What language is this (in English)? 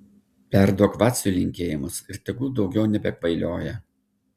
Lithuanian